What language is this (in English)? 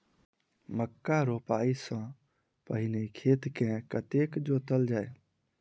Maithili